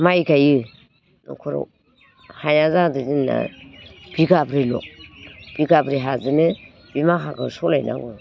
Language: Bodo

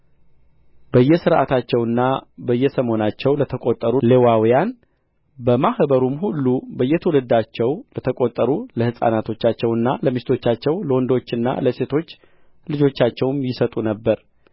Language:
Amharic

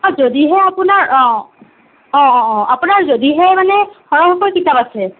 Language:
Assamese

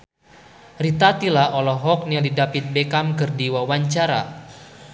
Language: Sundanese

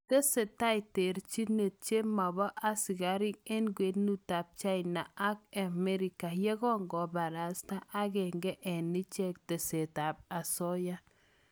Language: Kalenjin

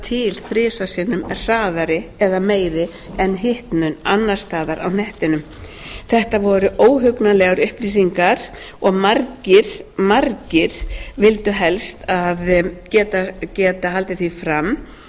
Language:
Icelandic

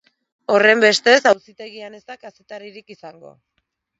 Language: Basque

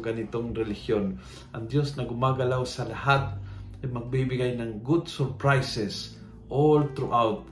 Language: Filipino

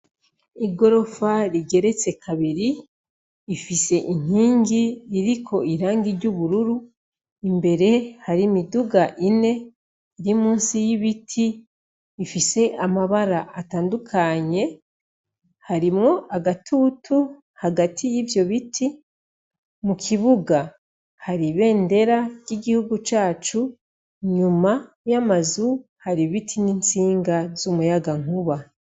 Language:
Rundi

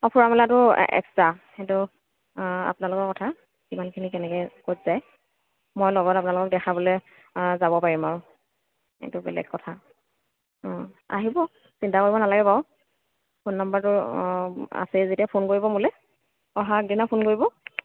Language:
Assamese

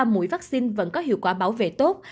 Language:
Vietnamese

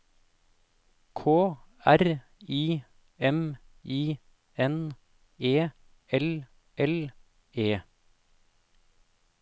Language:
Norwegian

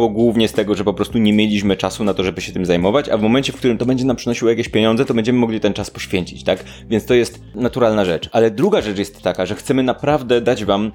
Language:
Polish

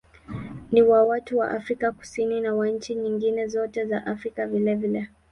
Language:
Swahili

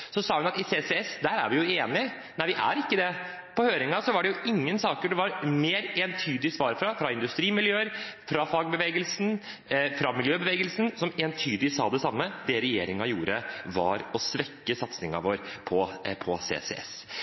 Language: Norwegian Bokmål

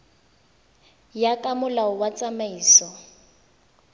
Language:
Tswana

